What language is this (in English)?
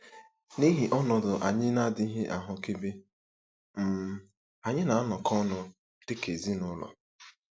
Igbo